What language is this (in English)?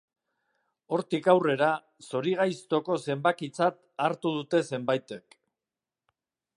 Basque